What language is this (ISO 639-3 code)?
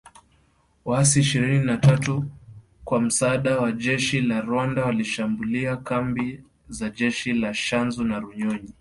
swa